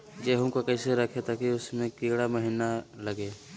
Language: Magahi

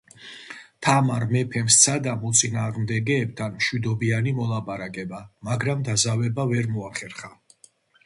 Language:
Georgian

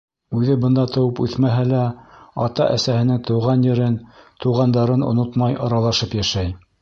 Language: Bashkir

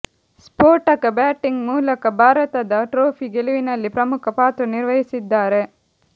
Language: Kannada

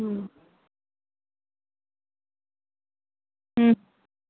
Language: Gujarati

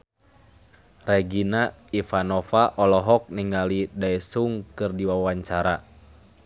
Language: Sundanese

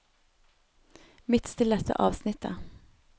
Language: Norwegian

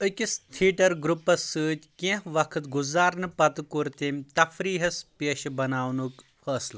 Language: Kashmiri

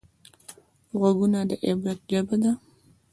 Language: Pashto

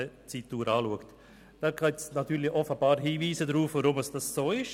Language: Swiss German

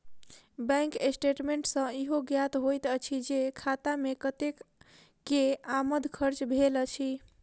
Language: Maithili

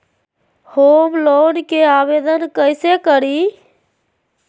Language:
Magahi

